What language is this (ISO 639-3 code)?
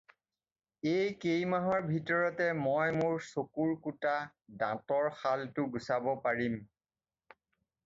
asm